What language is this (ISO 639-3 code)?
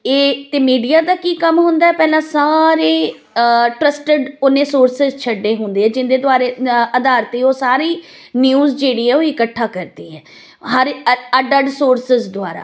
pan